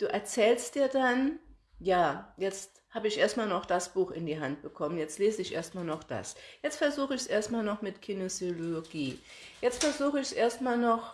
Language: German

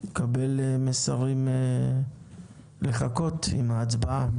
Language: Hebrew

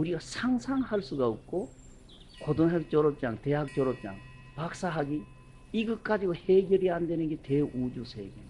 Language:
Korean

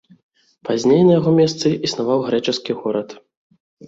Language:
Belarusian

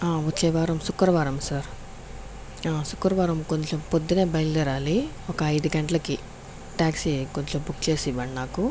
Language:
Telugu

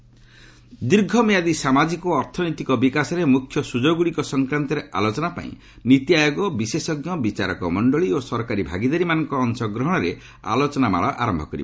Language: Odia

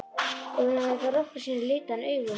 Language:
Icelandic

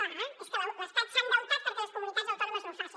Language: Catalan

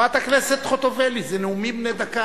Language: Hebrew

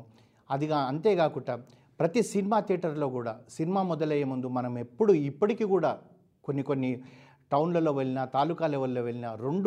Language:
Telugu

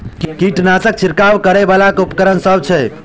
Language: Maithili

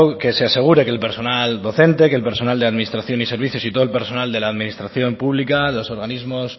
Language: Spanish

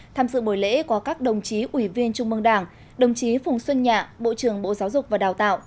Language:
Vietnamese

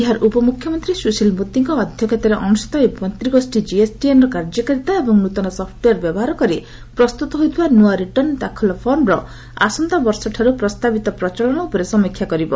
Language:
Odia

